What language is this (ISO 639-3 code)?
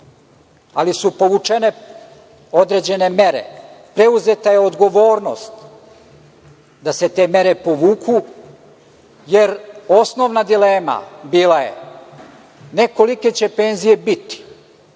srp